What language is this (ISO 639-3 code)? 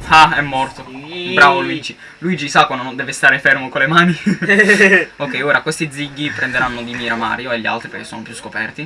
ita